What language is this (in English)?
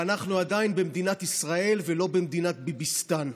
Hebrew